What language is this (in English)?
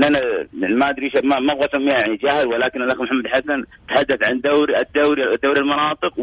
Arabic